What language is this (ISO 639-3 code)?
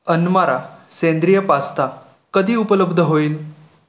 mar